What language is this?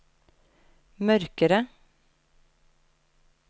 Norwegian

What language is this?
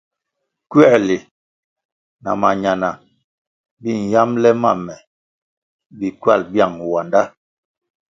Kwasio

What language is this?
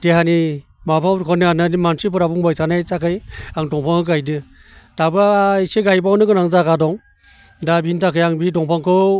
Bodo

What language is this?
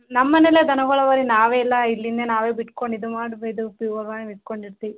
Kannada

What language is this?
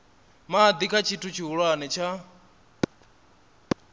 Venda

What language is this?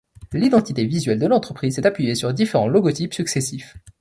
French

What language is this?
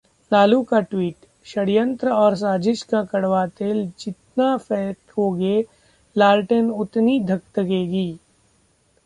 Hindi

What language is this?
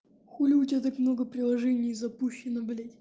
Russian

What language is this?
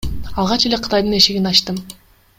Kyrgyz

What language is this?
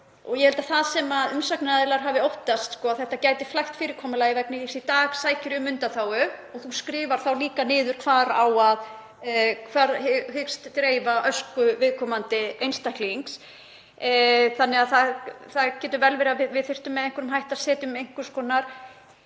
Icelandic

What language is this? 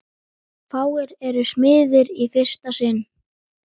Icelandic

